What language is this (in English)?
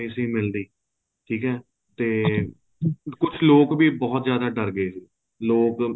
Punjabi